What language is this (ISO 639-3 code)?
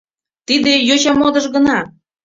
chm